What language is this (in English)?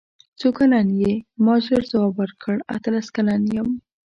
Pashto